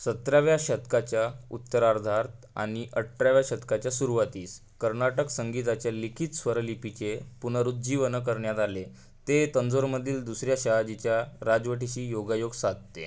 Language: Marathi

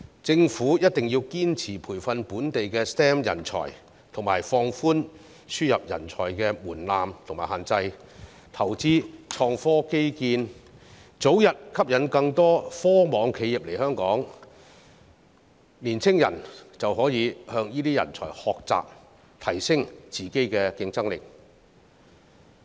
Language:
Cantonese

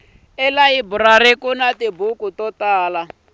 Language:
Tsonga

